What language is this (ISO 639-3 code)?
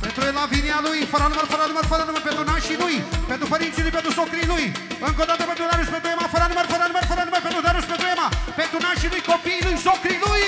ron